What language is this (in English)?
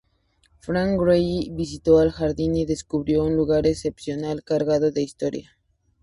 Spanish